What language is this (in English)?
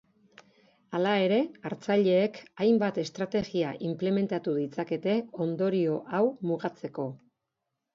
Basque